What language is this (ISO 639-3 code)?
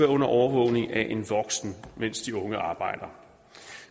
dan